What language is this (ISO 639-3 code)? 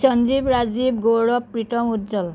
asm